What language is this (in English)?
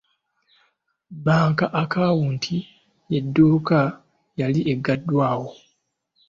Ganda